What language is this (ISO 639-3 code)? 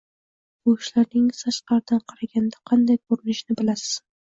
uzb